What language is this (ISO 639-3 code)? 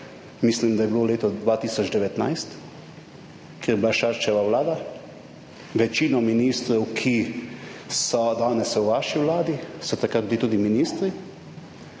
slv